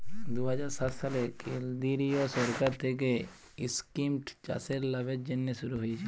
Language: Bangla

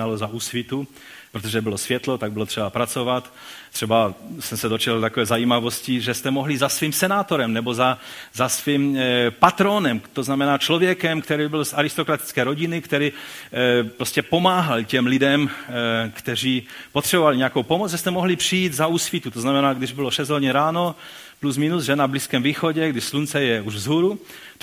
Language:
Czech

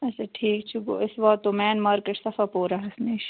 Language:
Kashmiri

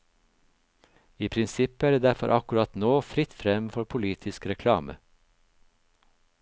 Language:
Norwegian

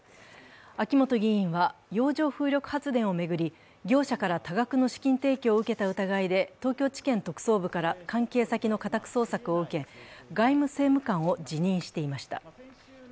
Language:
Japanese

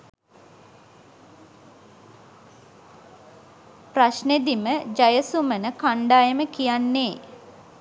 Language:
Sinhala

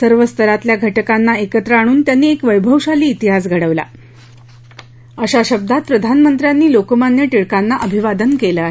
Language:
Marathi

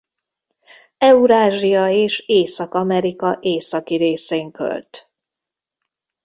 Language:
Hungarian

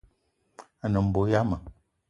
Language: Eton (Cameroon)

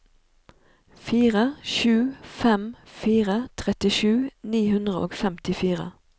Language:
Norwegian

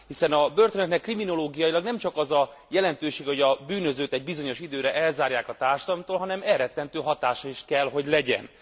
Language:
Hungarian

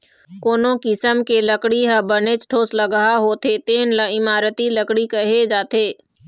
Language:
Chhattisgarhi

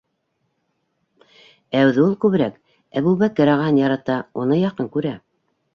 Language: Bashkir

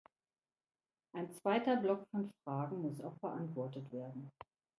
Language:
German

